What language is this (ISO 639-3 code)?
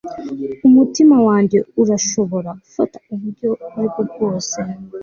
kin